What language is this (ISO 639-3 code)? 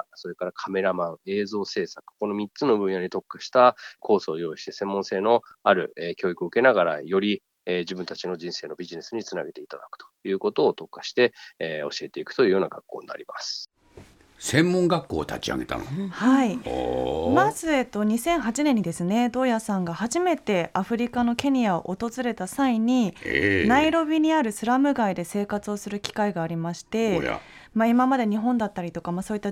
jpn